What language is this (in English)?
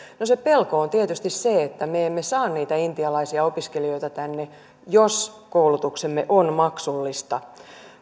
Finnish